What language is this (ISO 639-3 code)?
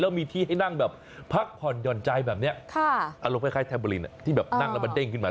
tha